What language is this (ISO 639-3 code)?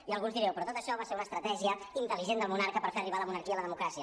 cat